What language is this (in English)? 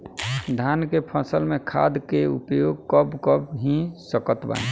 Bhojpuri